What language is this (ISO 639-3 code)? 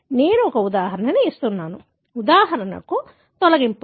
tel